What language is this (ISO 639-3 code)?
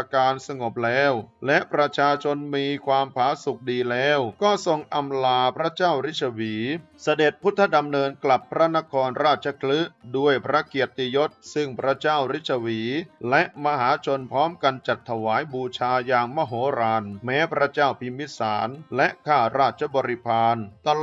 tha